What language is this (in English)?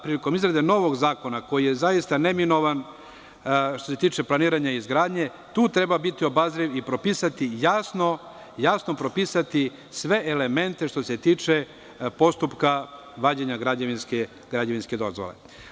Serbian